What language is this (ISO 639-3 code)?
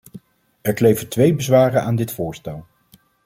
nld